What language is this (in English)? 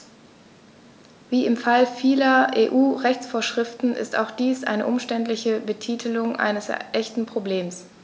German